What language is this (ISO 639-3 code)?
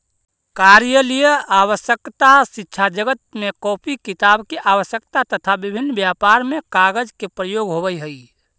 mag